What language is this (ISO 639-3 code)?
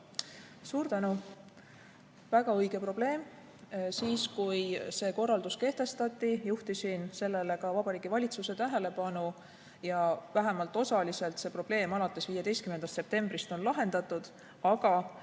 est